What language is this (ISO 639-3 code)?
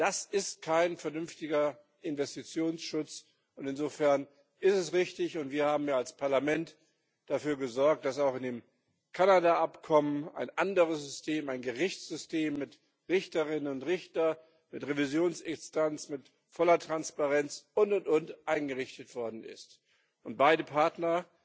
deu